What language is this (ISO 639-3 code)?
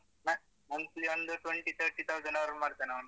kan